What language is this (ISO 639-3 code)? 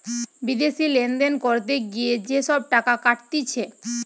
ben